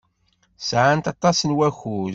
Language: Kabyle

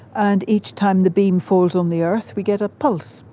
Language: English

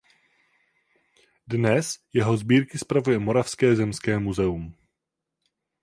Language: Czech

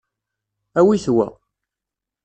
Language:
Kabyle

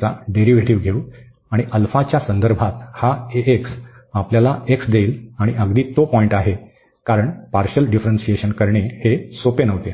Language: Marathi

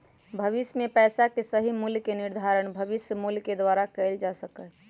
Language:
Magahi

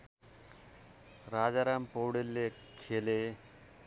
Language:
Nepali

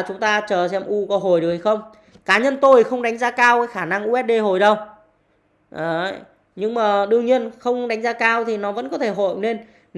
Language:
Vietnamese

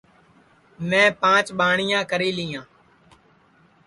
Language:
Sansi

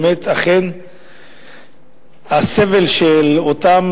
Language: Hebrew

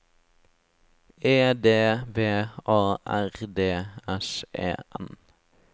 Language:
Norwegian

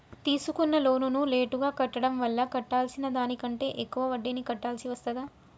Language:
Telugu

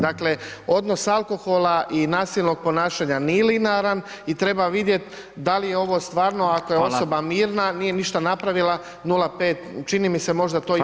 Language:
Croatian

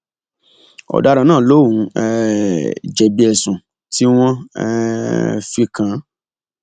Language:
Yoruba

